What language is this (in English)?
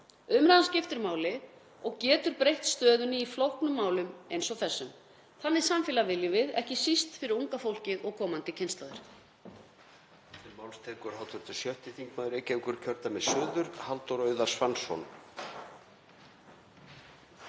Icelandic